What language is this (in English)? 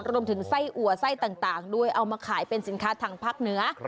Thai